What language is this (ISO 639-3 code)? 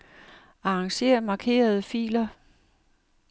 dan